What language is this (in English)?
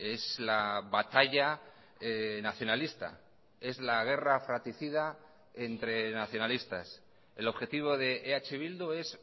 Spanish